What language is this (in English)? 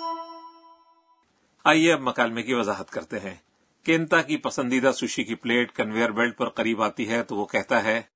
Urdu